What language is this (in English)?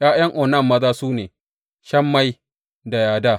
Hausa